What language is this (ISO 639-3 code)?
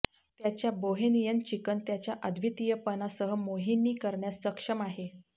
mar